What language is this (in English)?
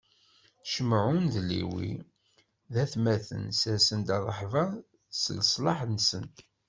Kabyle